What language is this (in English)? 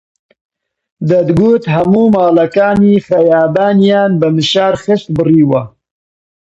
Central Kurdish